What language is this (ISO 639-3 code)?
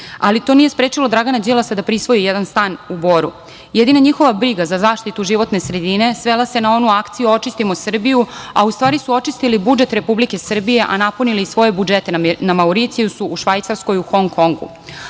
srp